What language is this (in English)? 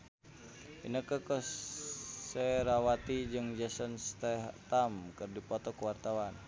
Sundanese